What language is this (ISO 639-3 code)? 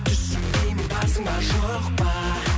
kaz